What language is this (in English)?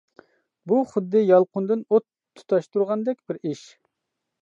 Uyghur